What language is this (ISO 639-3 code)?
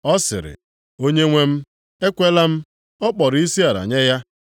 ibo